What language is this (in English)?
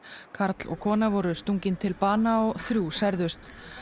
Icelandic